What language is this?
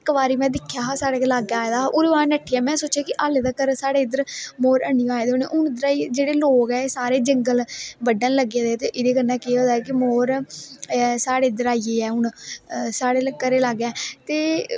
Dogri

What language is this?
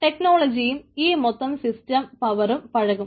Malayalam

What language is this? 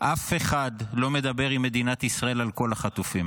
Hebrew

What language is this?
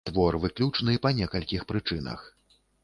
Belarusian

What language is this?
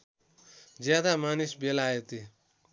Nepali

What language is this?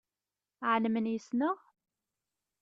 Kabyle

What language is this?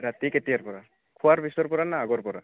Assamese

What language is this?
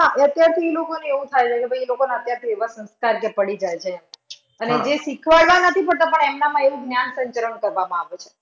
Gujarati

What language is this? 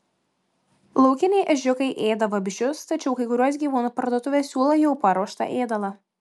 Lithuanian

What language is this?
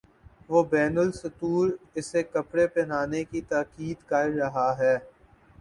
Urdu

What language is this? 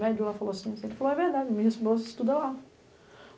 Portuguese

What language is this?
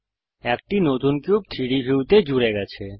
Bangla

